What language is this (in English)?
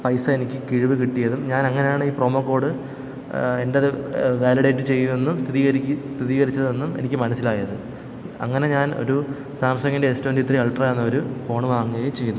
Malayalam